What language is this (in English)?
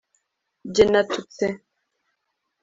Kinyarwanda